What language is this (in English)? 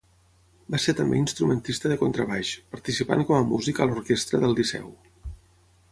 Catalan